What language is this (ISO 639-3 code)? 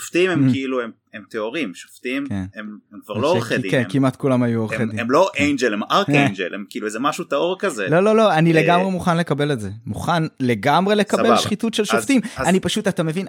heb